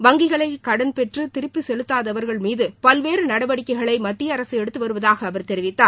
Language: Tamil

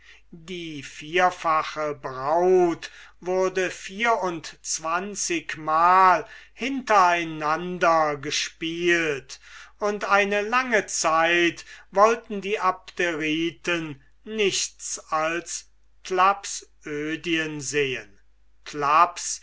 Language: German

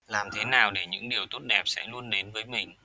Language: Vietnamese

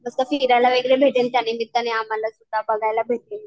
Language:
Marathi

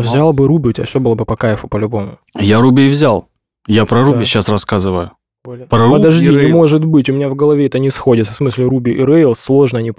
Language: Russian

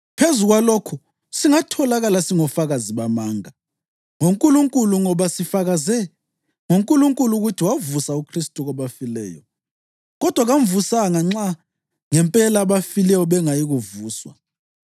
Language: North Ndebele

